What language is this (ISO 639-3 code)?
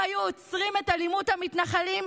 heb